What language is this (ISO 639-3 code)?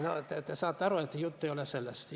est